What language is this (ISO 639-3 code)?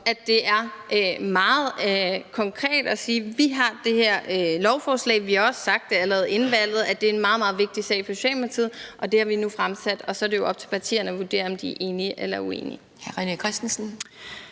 dan